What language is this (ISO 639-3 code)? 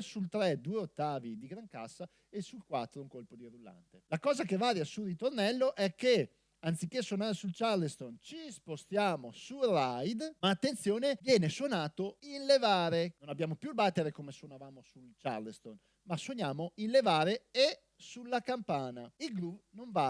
ita